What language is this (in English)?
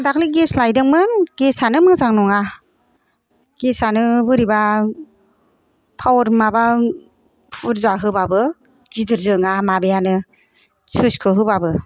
Bodo